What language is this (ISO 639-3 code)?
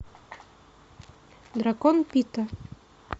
rus